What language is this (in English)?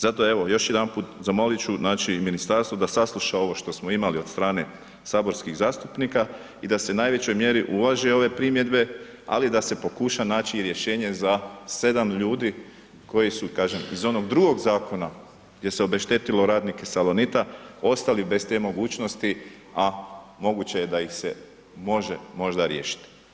Croatian